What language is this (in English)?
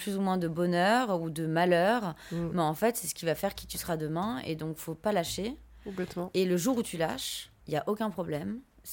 French